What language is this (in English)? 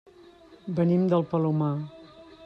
Catalan